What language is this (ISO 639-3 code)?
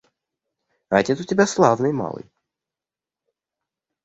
rus